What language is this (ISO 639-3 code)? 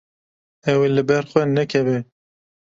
kur